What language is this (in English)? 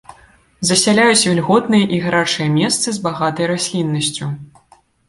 Belarusian